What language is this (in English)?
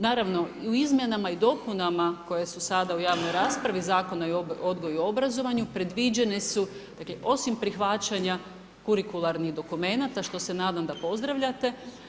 Croatian